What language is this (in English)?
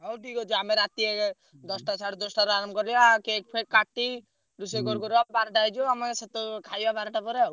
Odia